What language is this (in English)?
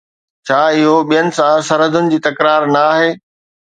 Sindhi